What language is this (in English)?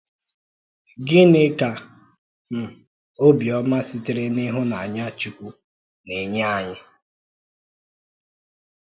Igbo